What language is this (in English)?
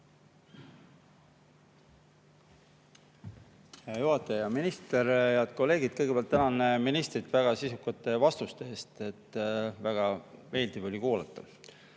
Estonian